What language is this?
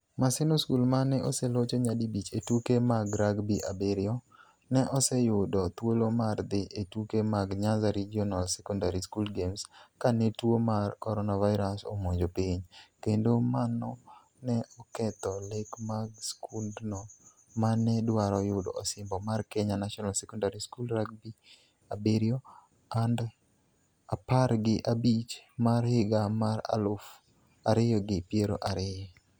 Luo (Kenya and Tanzania)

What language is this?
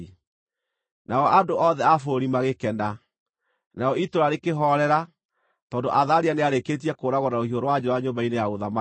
Kikuyu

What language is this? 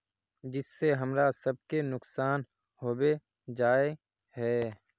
Magahi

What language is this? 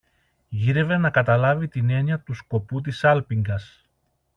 Greek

